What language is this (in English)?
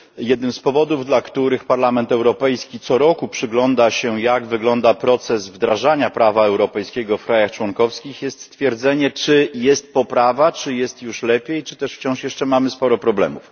Polish